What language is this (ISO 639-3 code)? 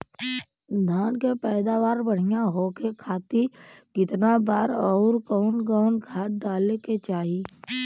bho